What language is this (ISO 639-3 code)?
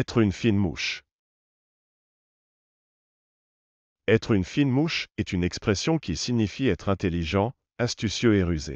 fra